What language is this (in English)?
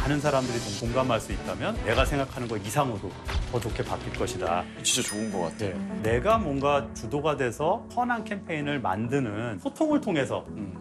Korean